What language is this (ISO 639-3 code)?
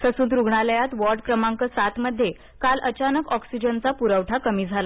mar